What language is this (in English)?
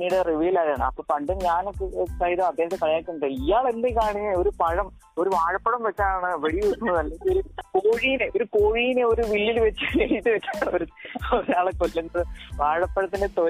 Malayalam